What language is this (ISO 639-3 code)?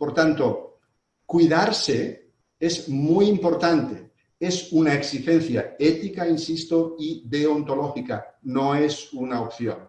spa